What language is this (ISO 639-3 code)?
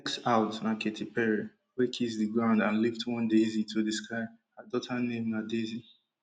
pcm